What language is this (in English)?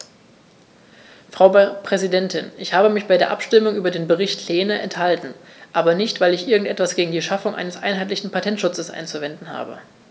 German